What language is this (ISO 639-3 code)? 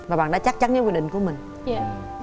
vie